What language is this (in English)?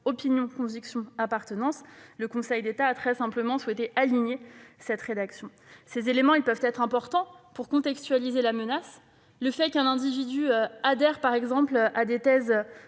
French